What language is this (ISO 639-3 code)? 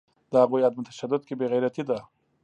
pus